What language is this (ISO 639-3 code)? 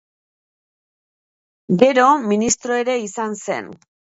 eus